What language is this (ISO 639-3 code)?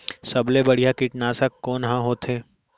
hne